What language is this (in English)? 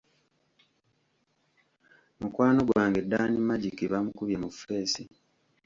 Ganda